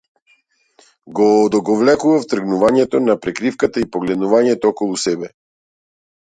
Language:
Macedonian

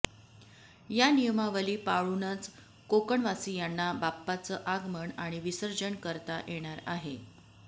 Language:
Marathi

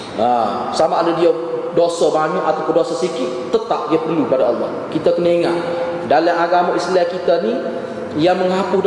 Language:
Malay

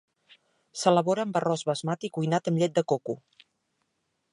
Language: Catalan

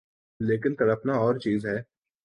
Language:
Urdu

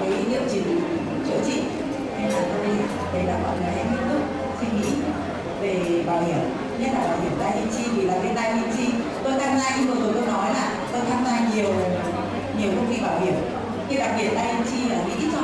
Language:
Vietnamese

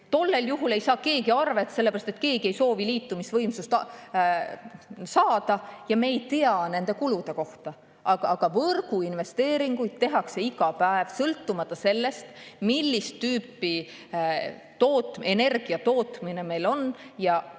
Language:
Estonian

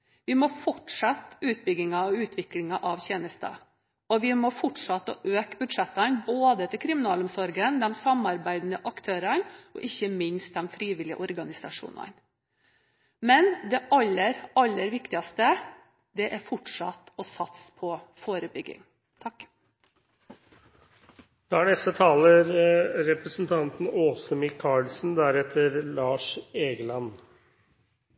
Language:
Norwegian Bokmål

